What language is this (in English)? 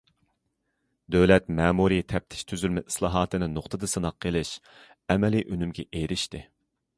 Uyghur